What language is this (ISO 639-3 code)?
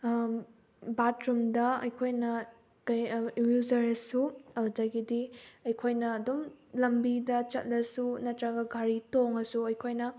mni